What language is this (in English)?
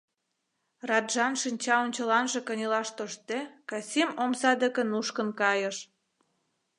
Mari